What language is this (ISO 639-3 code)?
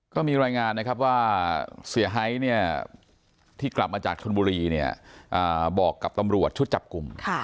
tha